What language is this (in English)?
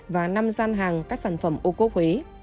Vietnamese